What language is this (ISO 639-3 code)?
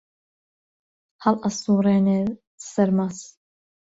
ckb